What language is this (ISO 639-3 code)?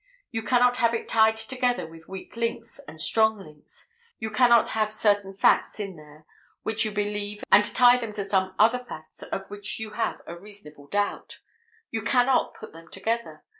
eng